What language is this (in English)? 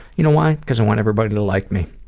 English